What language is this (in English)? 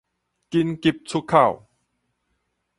Min Nan Chinese